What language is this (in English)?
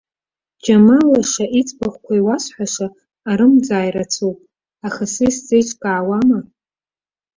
Abkhazian